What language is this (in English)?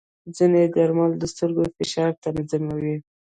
Pashto